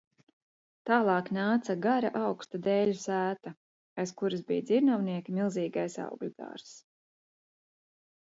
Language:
Latvian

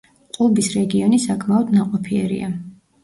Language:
Georgian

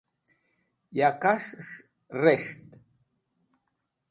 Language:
Wakhi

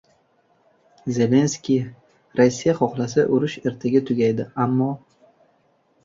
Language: Uzbek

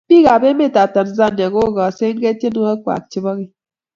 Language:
Kalenjin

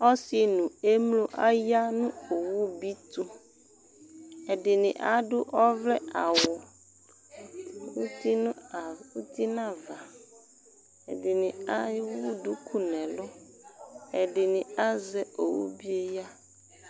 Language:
Ikposo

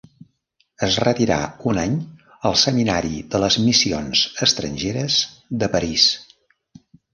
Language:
Catalan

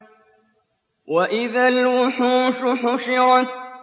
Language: Arabic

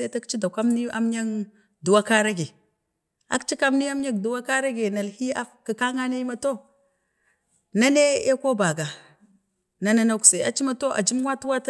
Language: Bade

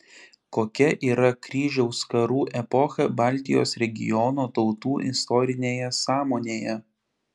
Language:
Lithuanian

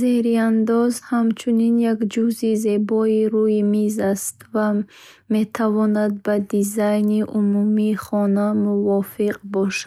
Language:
Bukharic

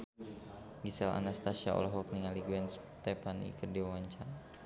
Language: Sundanese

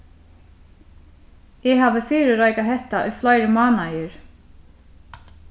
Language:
Faroese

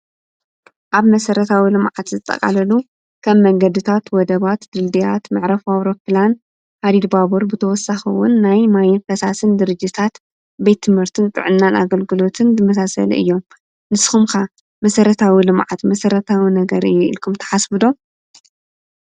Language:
Tigrinya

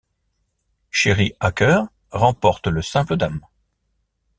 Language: French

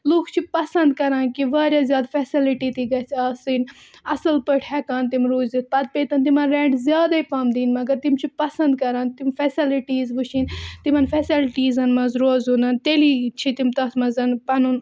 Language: Kashmiri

